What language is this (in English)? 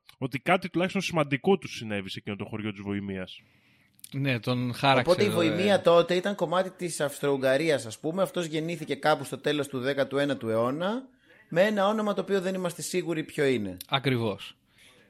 Greek